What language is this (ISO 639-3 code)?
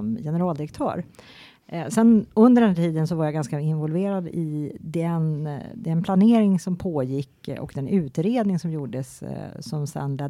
swe